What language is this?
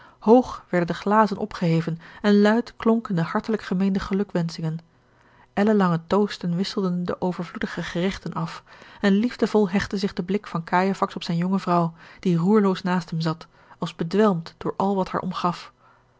Dutch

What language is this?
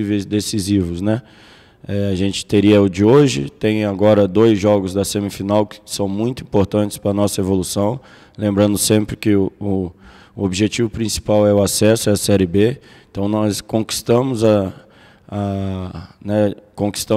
Portuguese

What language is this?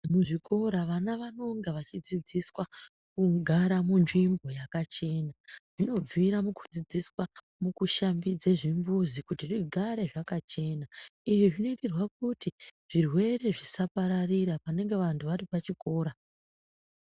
Ndau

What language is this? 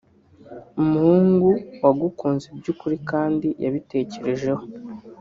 Kinyarwanda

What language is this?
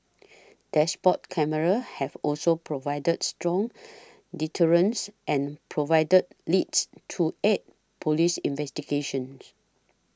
English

